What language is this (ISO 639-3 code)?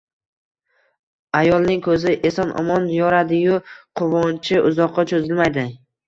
uzb